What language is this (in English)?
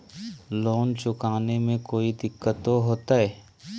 Magahi